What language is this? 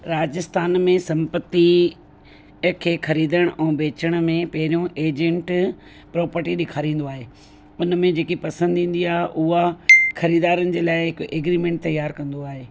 Sindhi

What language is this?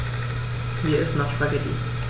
German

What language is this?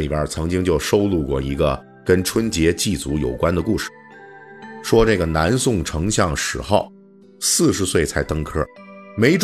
Chinese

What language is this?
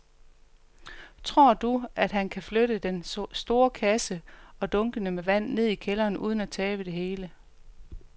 Danish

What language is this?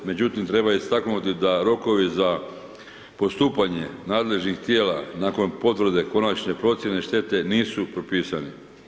Croatian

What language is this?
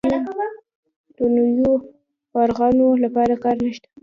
Pashto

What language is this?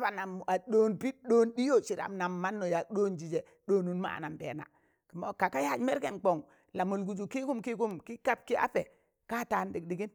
Tangale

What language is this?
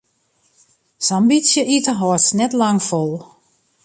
Western Frisian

